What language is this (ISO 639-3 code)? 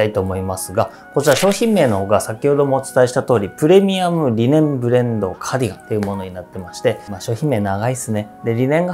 jpn